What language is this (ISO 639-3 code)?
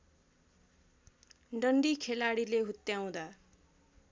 nep